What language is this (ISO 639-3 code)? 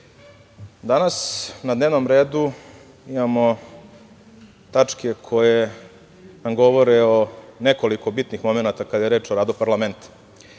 srp